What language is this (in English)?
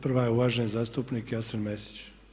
Croatian